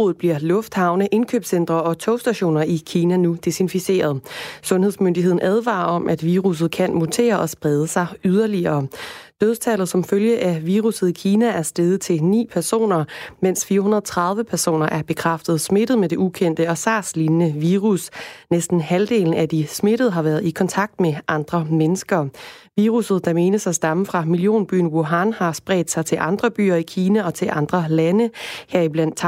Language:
Danish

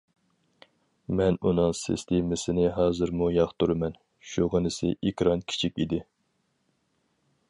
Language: Uyghur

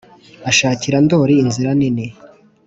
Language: Kinyarwanda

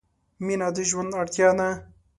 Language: Pashto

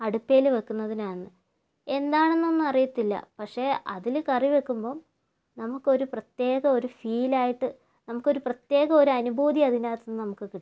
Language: Malayalam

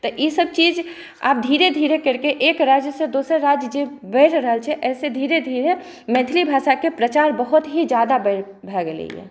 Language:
Maithili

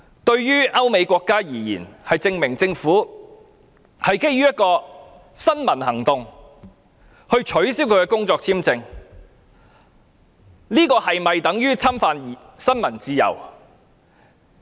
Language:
Cantonese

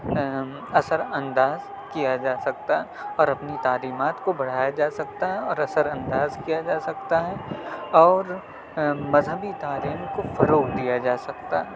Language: Urdu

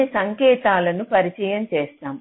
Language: Telugu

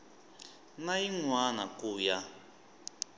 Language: Tsonga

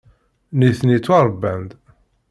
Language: Kabyle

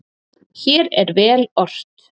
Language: Icelandic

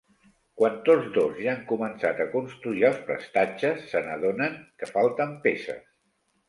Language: Catalan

